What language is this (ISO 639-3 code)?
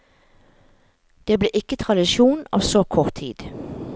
nor